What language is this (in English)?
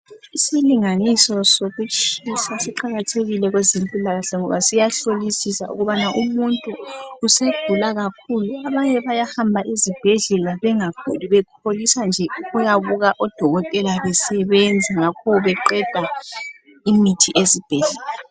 North Ndebele